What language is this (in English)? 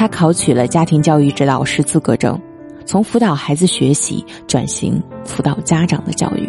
Chinese